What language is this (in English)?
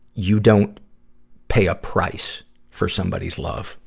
English